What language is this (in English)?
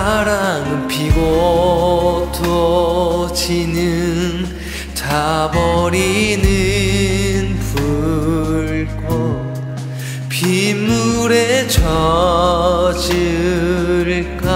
Korean